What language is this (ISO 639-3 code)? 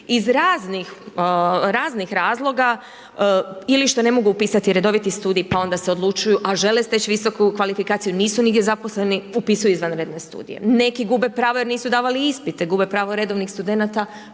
hrv